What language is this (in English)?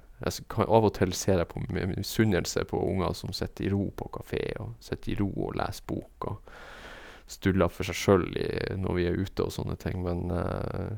Norwegian